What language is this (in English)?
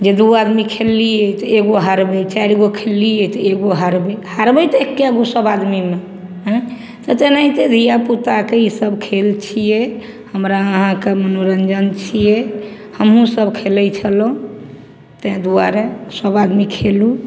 Maithili